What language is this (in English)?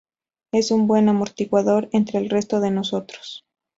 Spanish